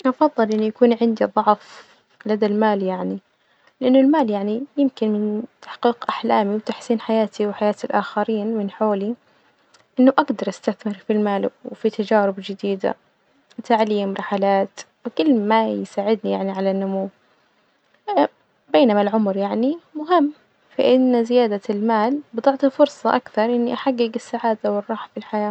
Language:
Najdi Arabic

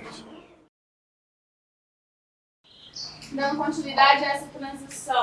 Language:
Portuguese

